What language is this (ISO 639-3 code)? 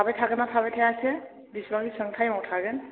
brx